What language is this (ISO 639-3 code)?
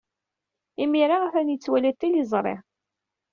kab